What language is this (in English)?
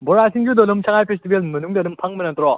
Manipuri